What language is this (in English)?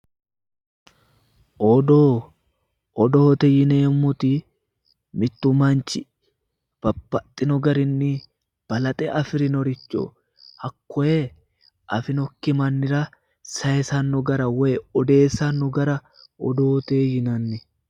Sidamo